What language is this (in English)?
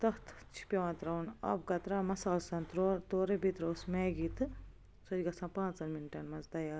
Kashmiri